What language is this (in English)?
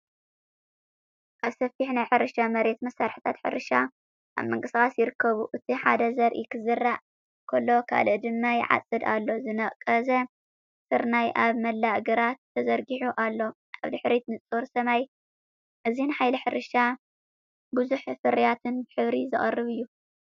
Tigrinya